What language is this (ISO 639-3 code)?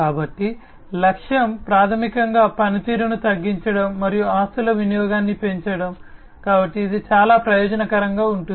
tel